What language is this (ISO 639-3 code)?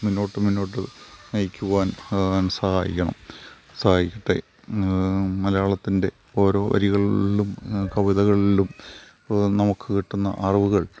mal